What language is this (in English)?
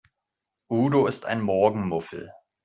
German